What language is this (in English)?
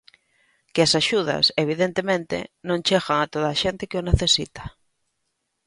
Galician